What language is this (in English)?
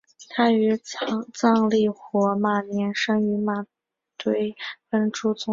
Chinese